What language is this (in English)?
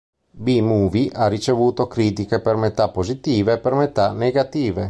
Italian